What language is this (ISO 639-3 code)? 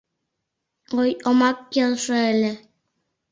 chm